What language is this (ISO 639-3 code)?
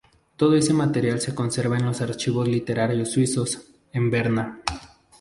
spa